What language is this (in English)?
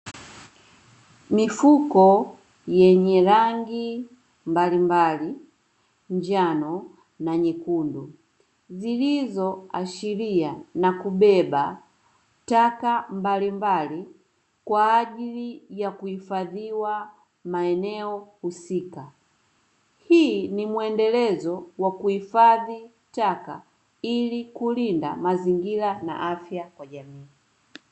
Swahili